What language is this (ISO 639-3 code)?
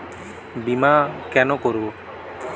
ben